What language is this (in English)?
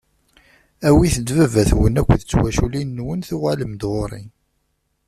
Kabyle